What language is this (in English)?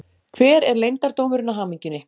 Icelandic